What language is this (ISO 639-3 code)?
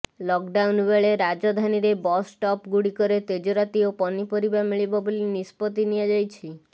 ori